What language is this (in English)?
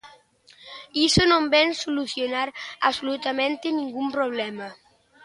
Galician